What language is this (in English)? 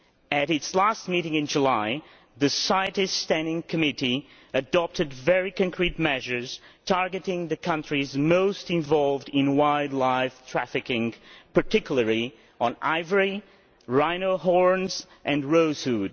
English